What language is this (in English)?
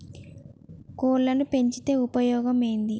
Telugu